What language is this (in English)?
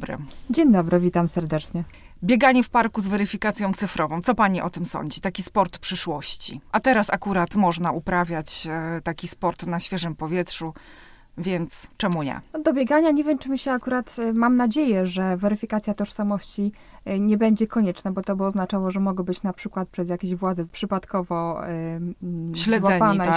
Polish